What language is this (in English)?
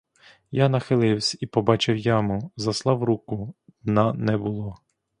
Ukrainian